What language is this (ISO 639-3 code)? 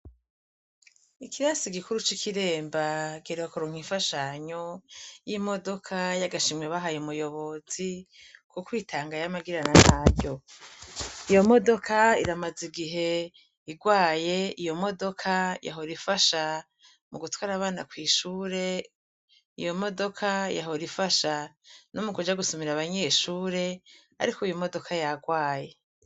run